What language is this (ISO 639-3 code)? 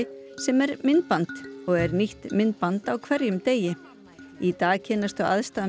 isl